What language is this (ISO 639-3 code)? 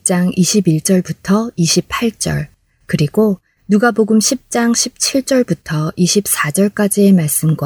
kor